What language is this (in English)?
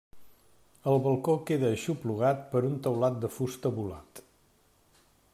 Catalan